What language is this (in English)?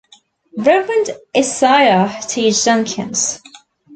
English